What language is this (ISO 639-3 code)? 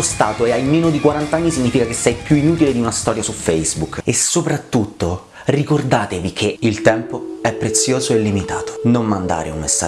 ita